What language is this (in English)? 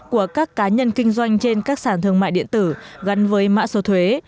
Vietnamese